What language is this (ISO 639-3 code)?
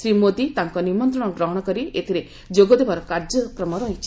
ori